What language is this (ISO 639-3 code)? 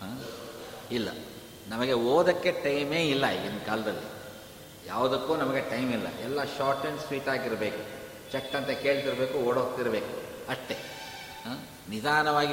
kan